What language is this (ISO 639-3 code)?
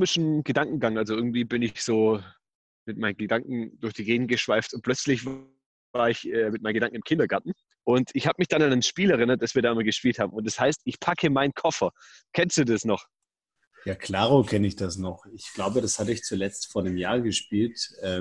deu